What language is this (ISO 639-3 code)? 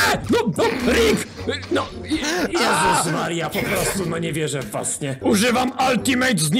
pol